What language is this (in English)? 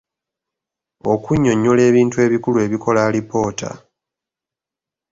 Ganda